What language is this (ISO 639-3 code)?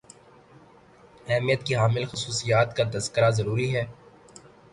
urd